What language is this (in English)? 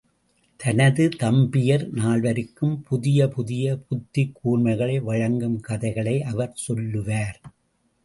Tamil